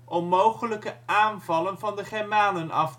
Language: Dutch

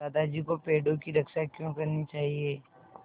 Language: Hindi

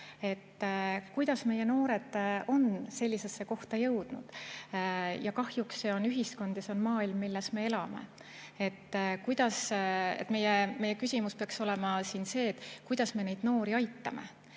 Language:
Estonian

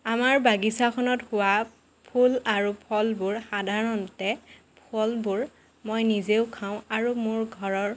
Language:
Assamese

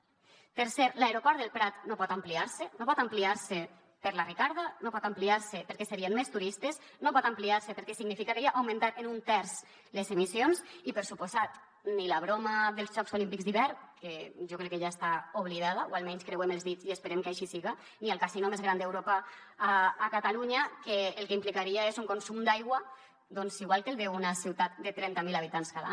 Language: Catalan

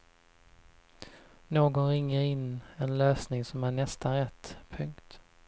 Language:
Swedish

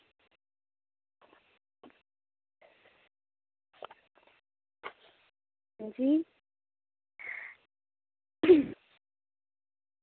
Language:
Dogri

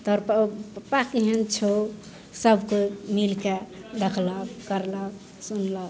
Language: Maithili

